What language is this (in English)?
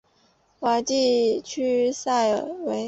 Chinese